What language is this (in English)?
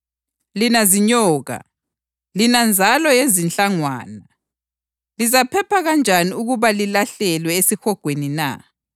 North Ndebele